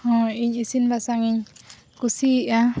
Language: Santali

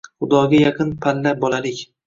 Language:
Uzbek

